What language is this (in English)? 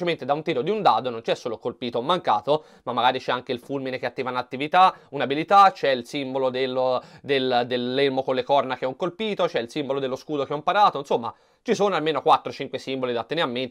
Italian